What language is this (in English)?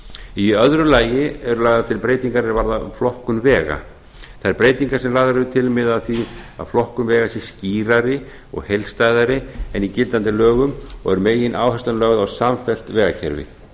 Icelandic